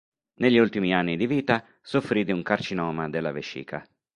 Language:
Italian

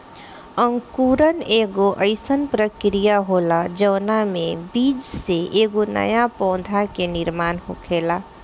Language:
Bhojpuri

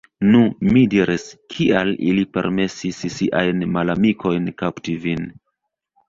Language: Esperanto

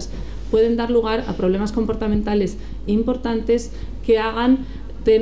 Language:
Spanish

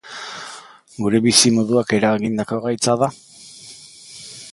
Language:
Basque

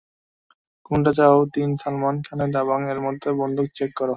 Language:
Bangla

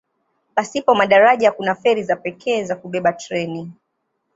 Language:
Swahili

